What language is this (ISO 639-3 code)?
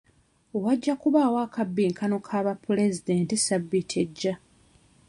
lug